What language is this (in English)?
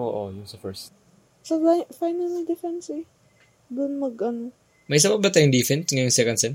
Filipino